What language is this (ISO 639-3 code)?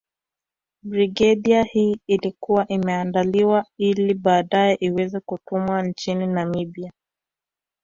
swa